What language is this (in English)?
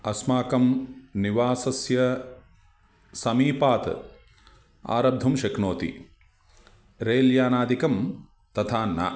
Sanskrit